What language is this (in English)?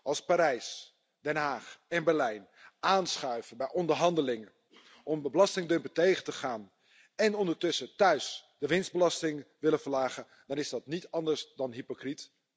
Dutch